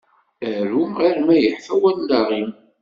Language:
Kabyle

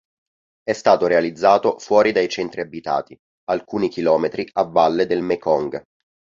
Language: Italian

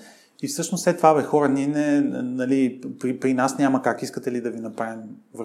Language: Bulgarian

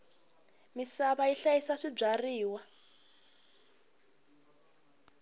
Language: Tsonga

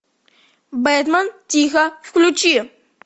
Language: Russian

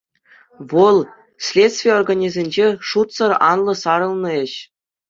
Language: Chuvash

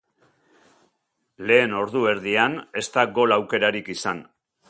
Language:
Basque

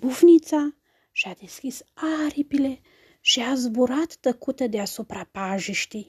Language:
Romanian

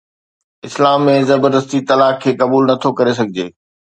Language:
Sindhi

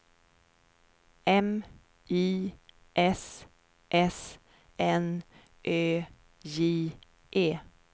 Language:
Swedish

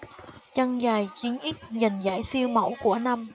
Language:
Vietnamese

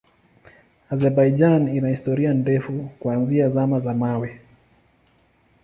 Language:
Swahili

